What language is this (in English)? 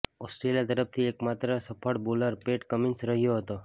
Gujarati